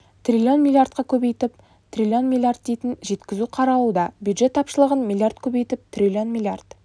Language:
Kazakh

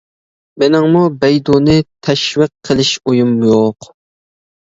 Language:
Uyghur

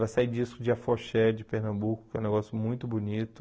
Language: Portuguese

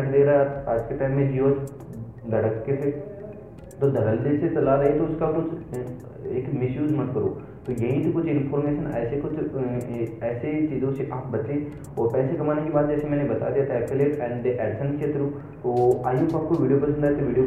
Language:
Hindi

